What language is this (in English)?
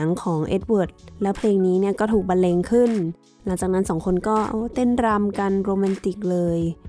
Thai